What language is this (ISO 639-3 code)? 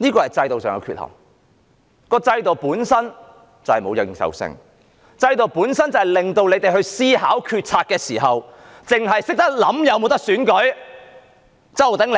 yue